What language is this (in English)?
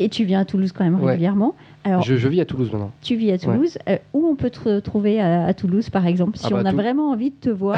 French